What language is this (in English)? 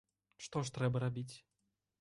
Belarusian